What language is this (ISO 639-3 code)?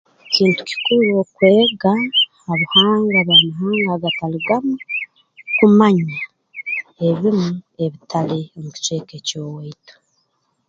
ttj